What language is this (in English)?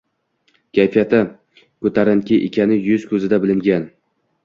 Uzbek